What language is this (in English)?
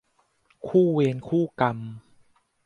Thai